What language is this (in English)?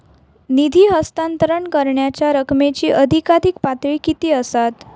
Marathi